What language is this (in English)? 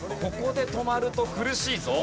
Japanese